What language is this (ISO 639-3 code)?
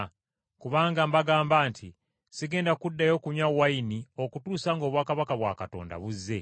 lug